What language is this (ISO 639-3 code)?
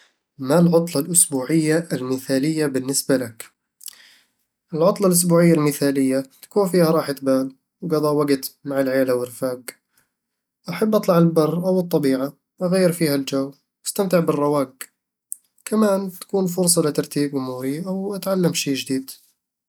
avl